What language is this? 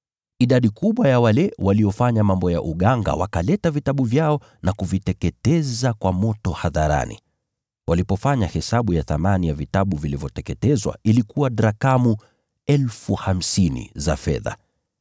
Swahili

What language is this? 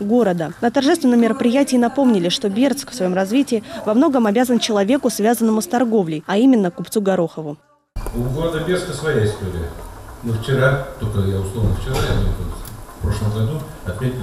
Russian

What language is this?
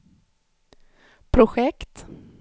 Swedish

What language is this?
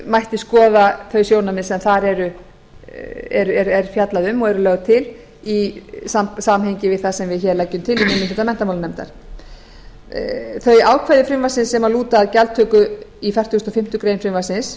Icelandic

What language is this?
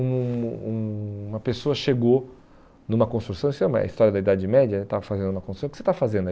Portuguese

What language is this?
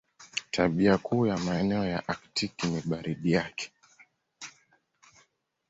Swahili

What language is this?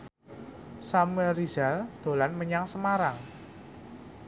Javanese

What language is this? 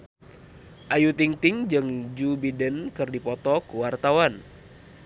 Sundanese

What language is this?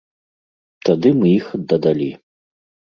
Belarusian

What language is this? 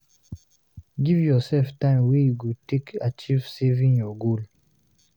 Nigerian Pidgin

